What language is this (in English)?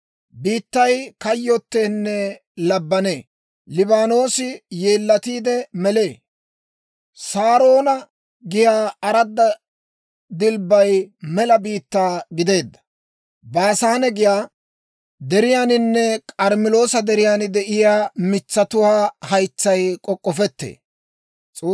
Dawro